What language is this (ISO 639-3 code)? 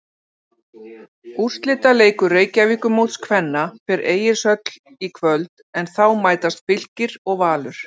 isl